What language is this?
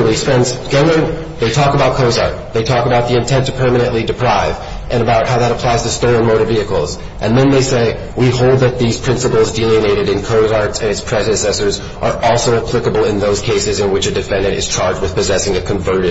English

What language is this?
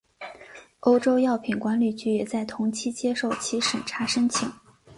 Chinese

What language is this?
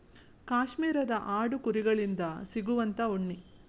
Kannada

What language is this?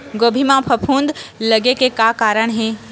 Chhattisgarhi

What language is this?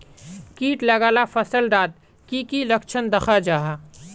Magahi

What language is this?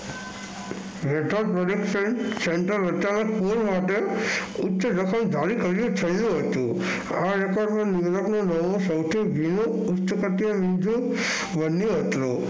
Gujarati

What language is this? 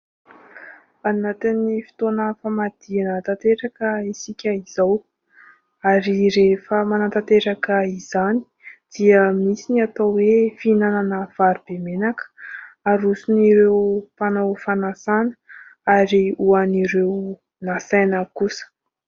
Malagasy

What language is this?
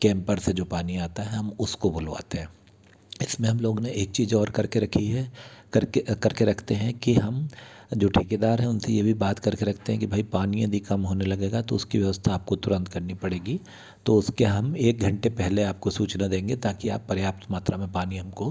Hindi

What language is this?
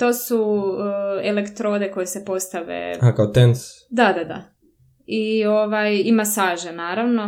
Croatian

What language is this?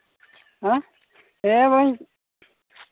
Santali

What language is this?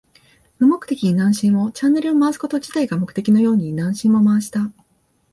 Japanese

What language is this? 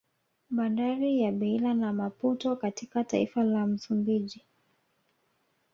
Swahili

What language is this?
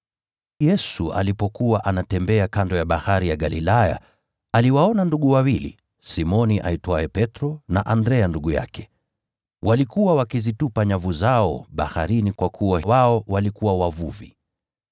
Swahili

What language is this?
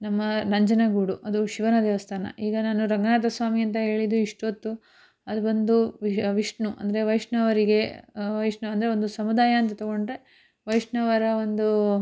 Kannada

